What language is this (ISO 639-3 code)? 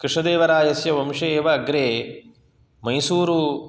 san